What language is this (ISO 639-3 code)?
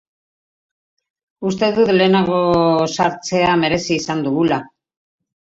eus